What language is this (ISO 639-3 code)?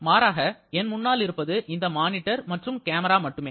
tam